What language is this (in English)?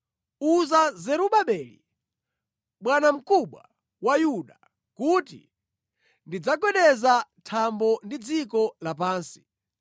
Nyanja